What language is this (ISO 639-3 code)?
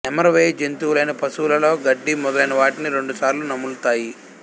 tel